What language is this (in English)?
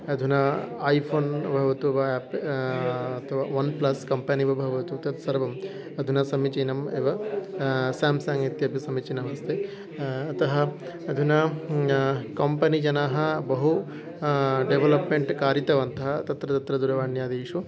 Sanskrit